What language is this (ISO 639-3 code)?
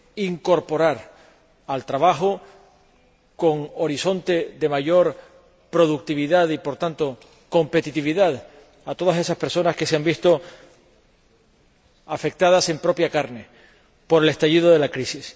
spa